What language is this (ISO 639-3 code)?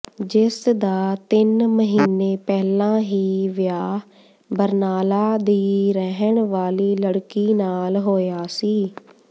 pan